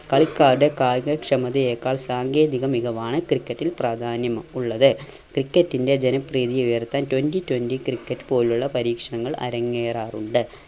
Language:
Malayalam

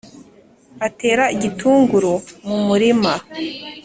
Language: Kinyarwanda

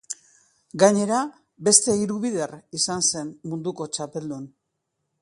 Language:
Basque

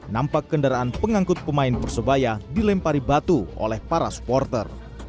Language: Indonesian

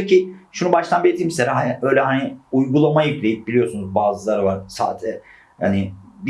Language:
Turkish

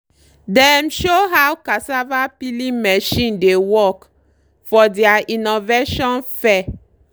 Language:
Nigerian Pidgin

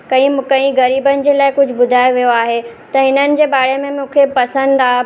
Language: Sindhi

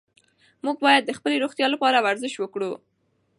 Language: Pashto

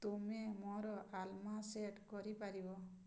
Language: Odia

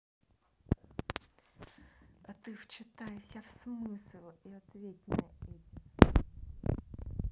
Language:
Russian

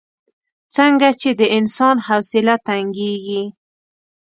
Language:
Pashto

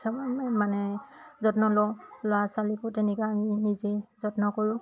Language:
Assamese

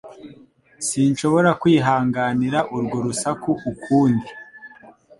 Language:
Kinyarwanda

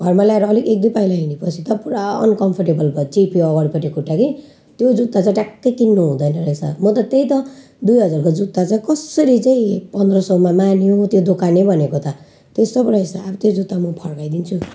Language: Nepali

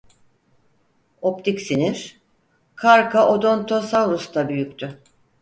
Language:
Turkish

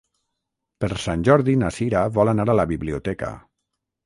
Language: Catalan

